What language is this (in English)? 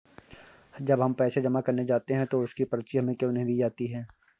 Hindi